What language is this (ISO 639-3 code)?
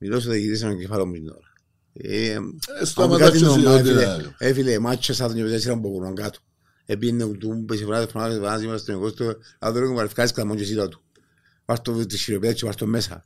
ell